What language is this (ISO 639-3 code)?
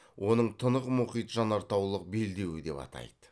kaz